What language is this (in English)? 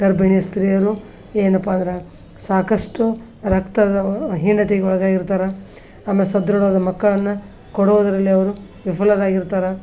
Kannada